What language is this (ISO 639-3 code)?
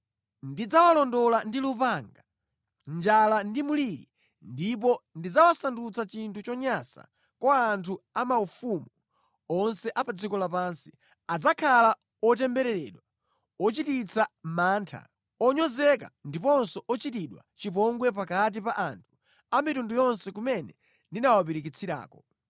nya